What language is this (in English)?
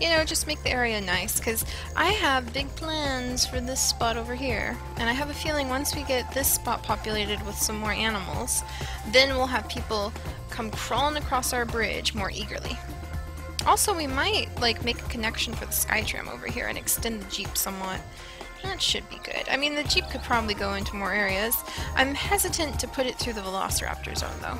English